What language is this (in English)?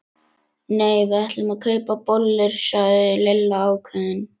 Icelandic